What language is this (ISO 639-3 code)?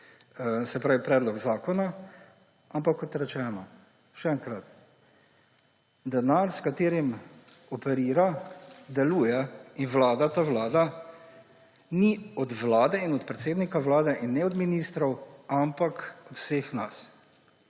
slv